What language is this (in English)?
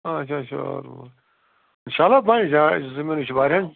Kashmiri